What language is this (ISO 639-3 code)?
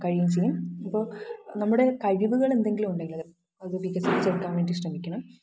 mal